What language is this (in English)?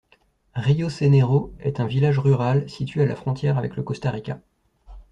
French